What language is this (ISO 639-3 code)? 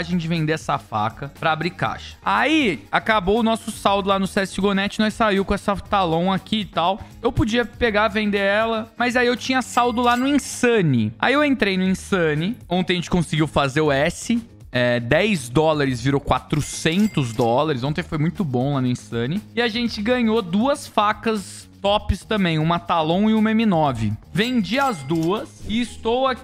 por